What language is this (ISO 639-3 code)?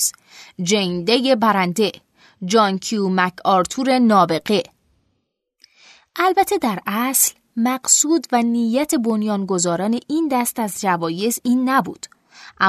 fas